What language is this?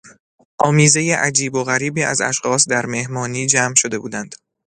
Persian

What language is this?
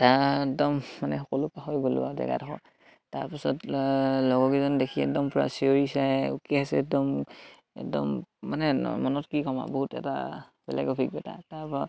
Assamese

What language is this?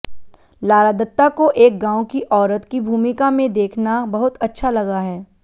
Hindi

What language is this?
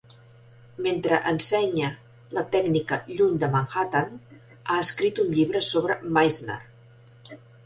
Catalan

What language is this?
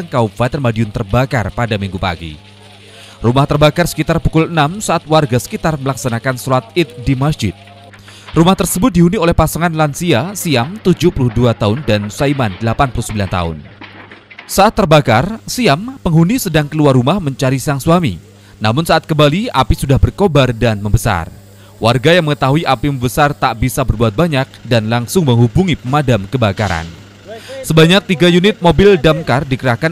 Indonesian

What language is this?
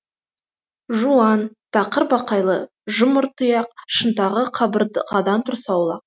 Kazakh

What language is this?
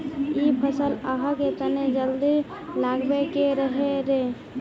Magahi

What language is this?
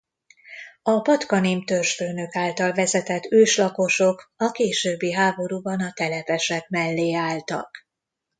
Hungarian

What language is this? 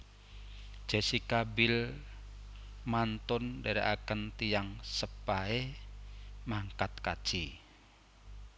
Javanese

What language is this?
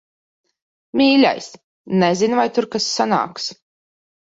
Latvian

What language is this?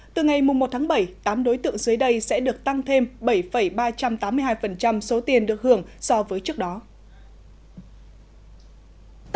Vietnamese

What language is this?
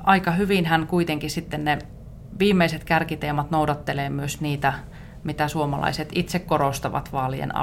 Finnish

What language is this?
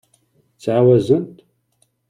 Kabyle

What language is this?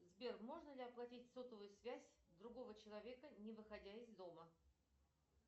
Russian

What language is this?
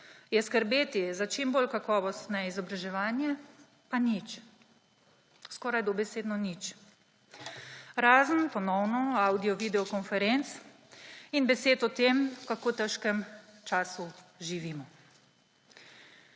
Slovenian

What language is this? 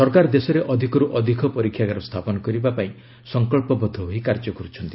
Odia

